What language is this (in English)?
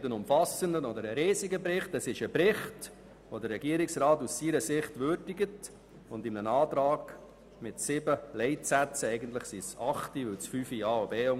Swiss German